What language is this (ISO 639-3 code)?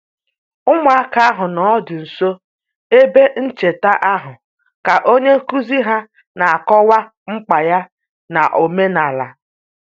ibo